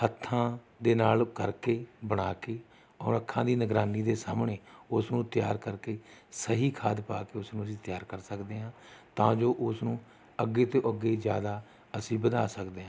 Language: Punjabi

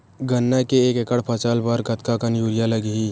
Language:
Chhattisgarhi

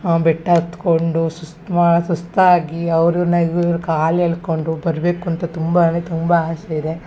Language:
Kannada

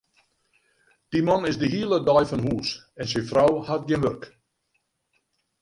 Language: Western Frisian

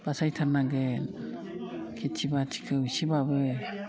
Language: Bodo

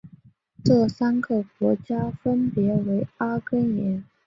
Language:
Chinese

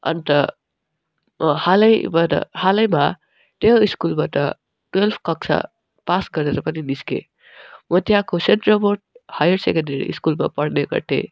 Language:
Nepali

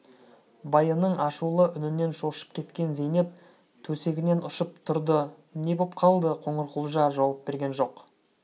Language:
Kazakh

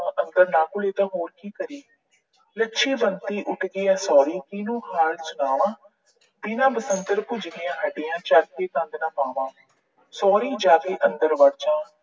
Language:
Punjabi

